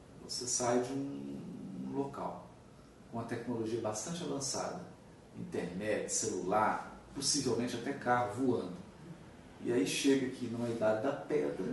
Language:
Portuguese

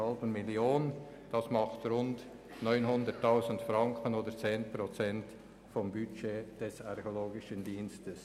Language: Swiss German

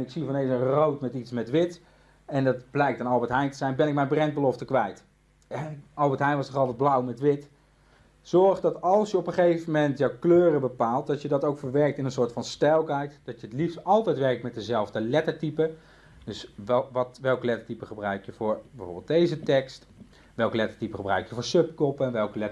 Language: Dutch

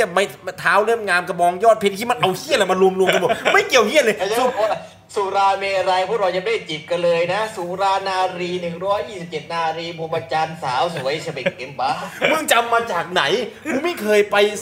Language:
Thai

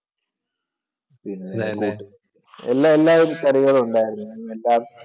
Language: Malayalam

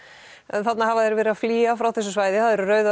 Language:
Icelandic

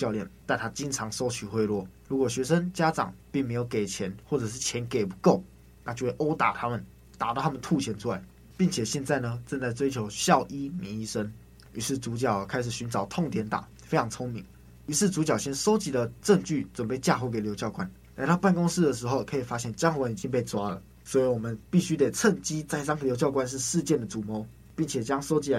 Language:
Chinese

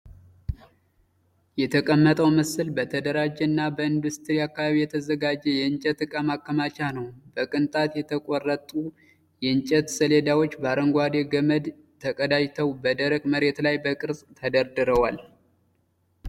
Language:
Amharic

